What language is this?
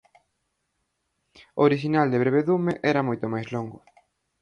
Galician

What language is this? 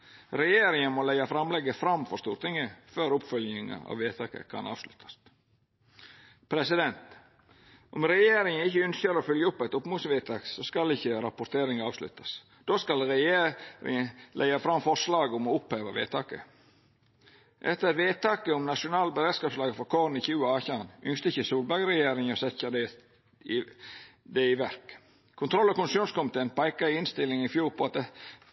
Norwegian Nynorsk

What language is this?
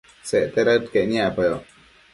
Matsés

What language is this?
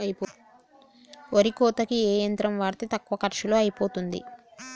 Telugu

